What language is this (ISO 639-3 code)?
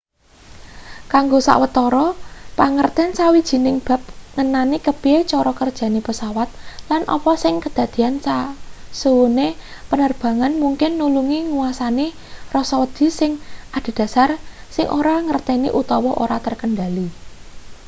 jav